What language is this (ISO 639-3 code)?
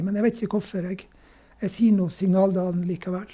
nor